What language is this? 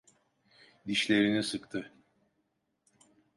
Turkish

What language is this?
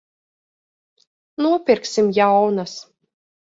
Latvian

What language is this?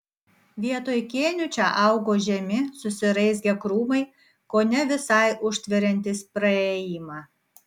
Lithuanian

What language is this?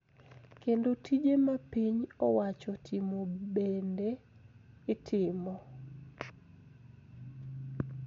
Luo (Kenya and Tanzania)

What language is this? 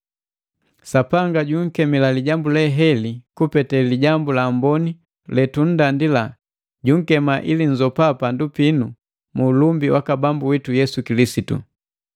Matengo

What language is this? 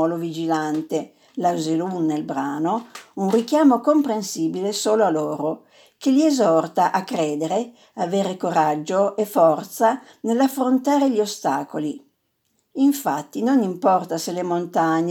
Italian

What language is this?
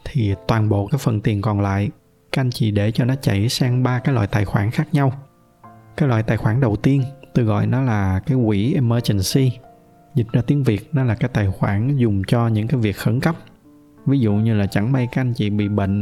Vietnamese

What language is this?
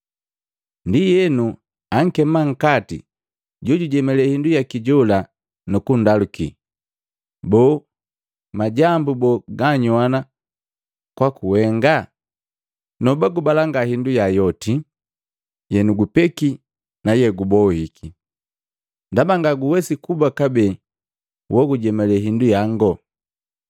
Matengo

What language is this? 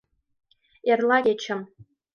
Mari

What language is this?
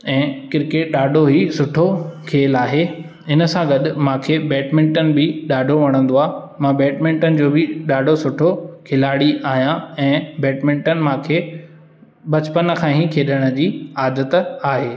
Sindhi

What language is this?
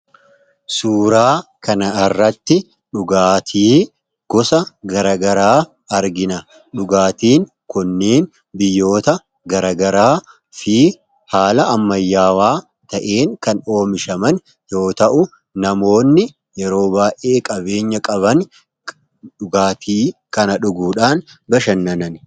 Oromo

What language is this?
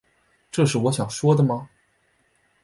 Chinese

